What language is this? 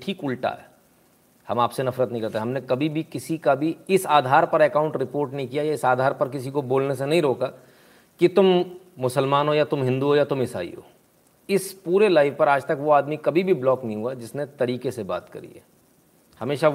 Hindi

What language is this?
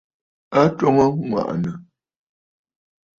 Bafut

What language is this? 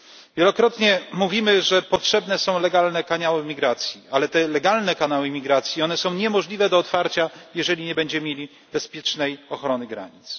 Polish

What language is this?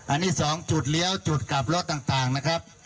Thai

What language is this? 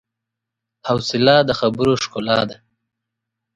Pashto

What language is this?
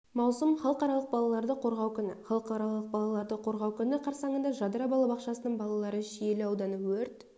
Kazakh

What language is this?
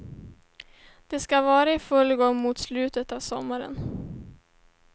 Swedish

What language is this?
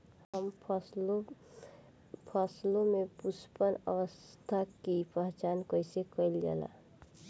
Bhojpuri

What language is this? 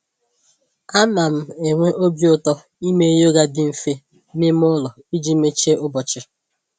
Igbo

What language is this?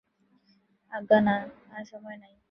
Bangla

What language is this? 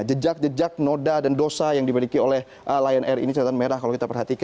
Indonesian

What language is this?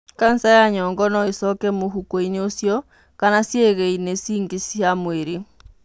Kikuyu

